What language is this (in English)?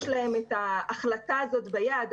Hebrew